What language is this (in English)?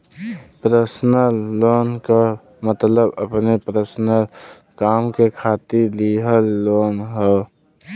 Bhojpuri